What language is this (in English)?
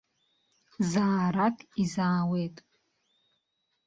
Abkhazian